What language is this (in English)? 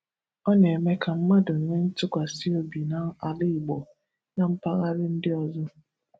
Igbo